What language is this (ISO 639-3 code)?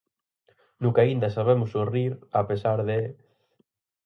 glg